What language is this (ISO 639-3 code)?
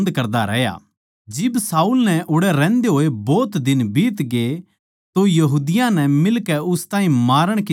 bgc